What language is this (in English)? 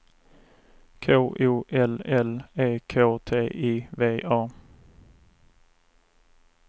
Swedish